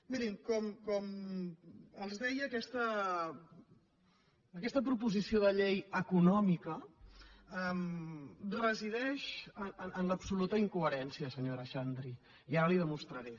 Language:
Catalan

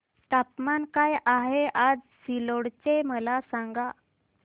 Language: Marathi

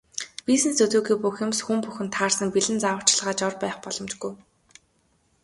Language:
Mongolian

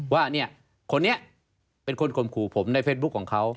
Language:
Thai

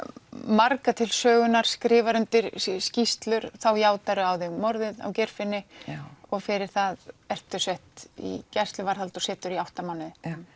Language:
Icelandic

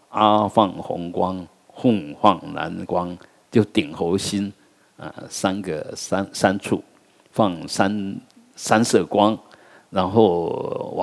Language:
Chinese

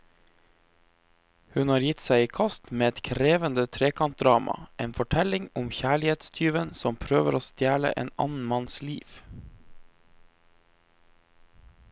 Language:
Norwegian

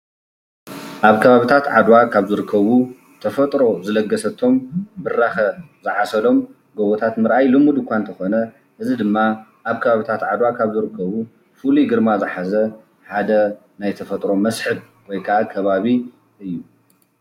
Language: Tigrinya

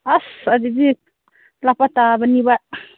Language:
Manipuri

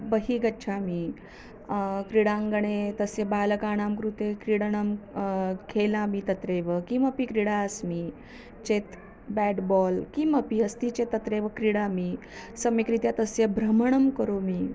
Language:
Sanskrit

